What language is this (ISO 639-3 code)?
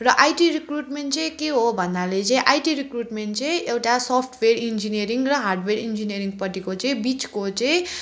nep